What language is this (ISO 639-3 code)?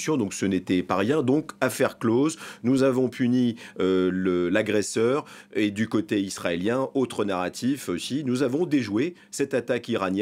fra